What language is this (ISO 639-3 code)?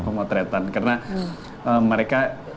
ind